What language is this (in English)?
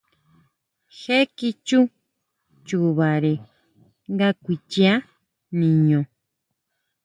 Huautla Mazatec